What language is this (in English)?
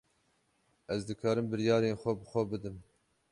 Kurdish